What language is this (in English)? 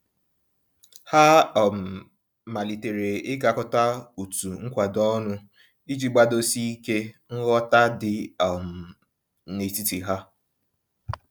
Igbo